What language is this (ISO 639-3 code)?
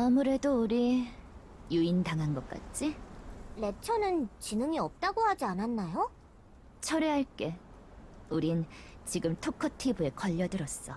kor